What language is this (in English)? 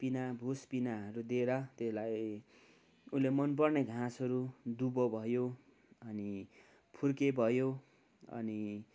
Nepali